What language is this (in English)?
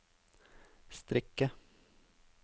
Norwegian